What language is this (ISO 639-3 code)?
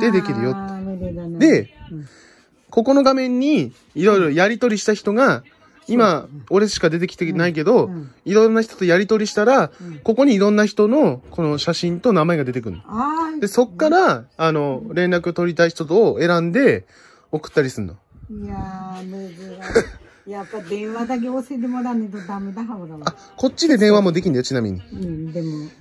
jpn